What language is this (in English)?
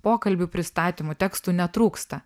Lithuanian